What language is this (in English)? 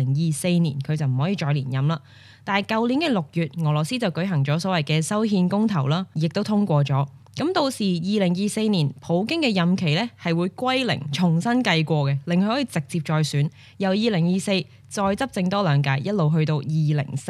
Chinese